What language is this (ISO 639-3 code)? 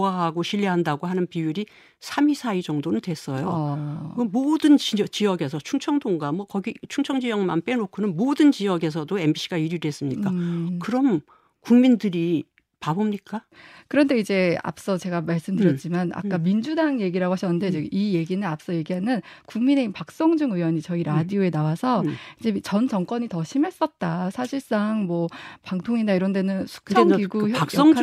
kor